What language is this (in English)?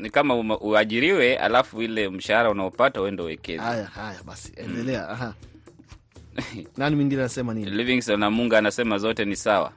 Swahili